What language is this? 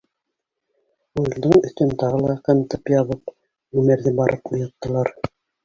Bashkir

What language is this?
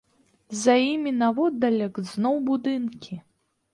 Belarusian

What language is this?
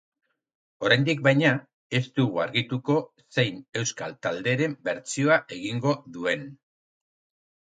Basque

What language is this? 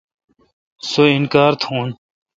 Kalkoti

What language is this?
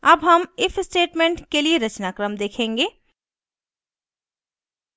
Hindi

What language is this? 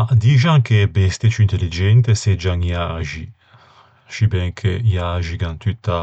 Ligurian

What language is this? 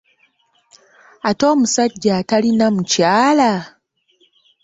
Ganda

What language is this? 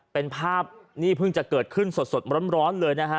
Thai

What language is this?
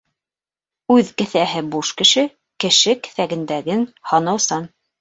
Bashkir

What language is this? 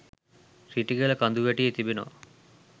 Sinhala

